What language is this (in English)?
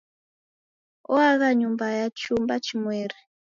Taita